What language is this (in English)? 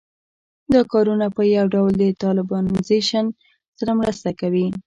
Pashto